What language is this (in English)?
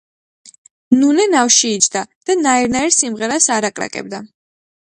Georgian